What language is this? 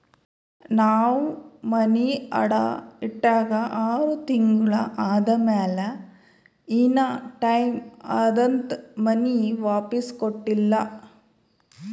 Kannada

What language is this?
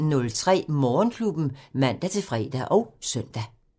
Danish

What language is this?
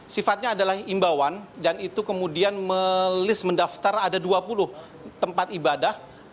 Indonesian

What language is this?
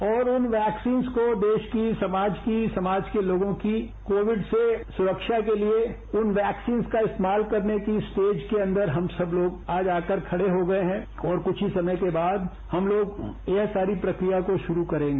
Hindi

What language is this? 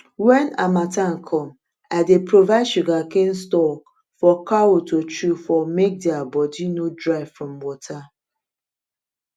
Nigerian Pidgin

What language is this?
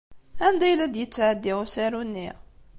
Kabyle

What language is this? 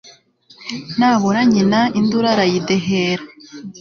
Kinyarwanda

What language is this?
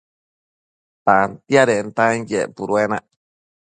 Matsés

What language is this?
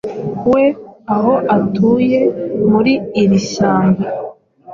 Kinyarwanda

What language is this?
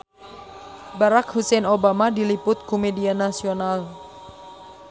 Sundanese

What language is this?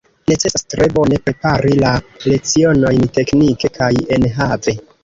Esperanto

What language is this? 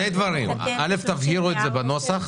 Hebrew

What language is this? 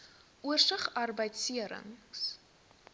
Afrikaans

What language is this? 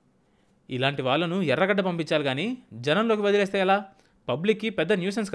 Telugu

